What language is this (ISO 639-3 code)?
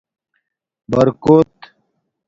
dmk